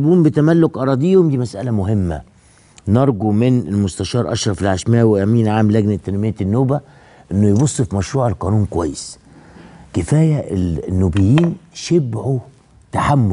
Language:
Arabic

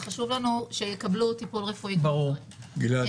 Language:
Hebrew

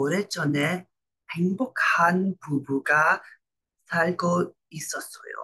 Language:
Korean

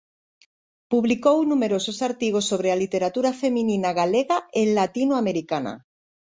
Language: Galician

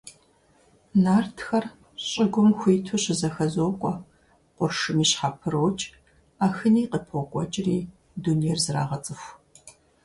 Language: Kabardian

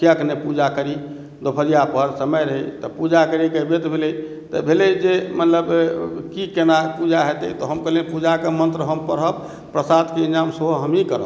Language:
Maithili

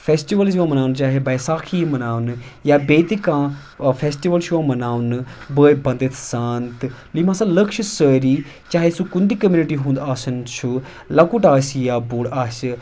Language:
Kashmiri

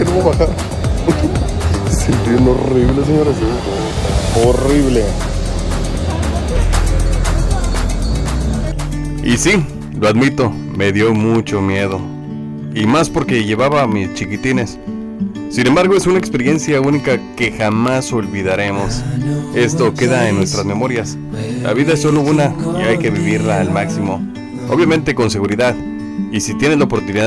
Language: Spanish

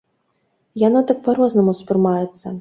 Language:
Belarusian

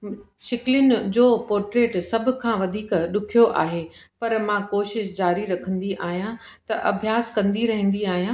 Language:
Sindhi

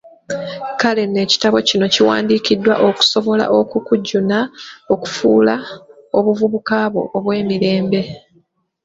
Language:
Ganda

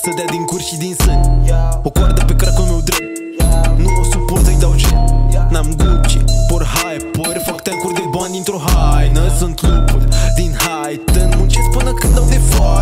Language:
Portuguese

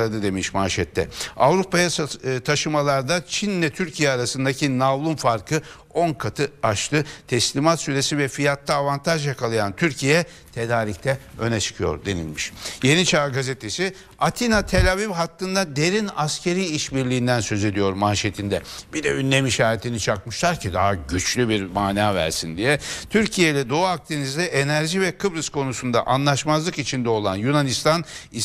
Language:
Turkish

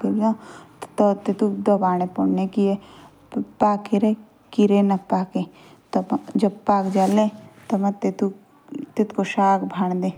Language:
Jaunsari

